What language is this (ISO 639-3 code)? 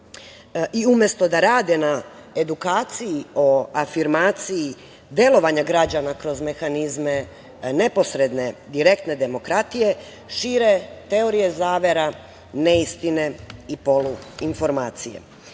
srp